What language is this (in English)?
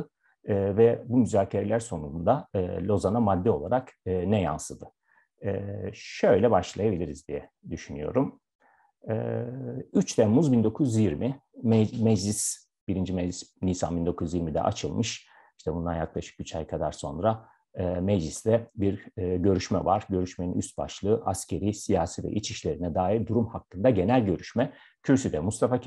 Turkish